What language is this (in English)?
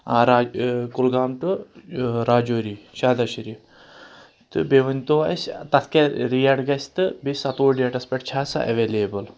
Kashmiri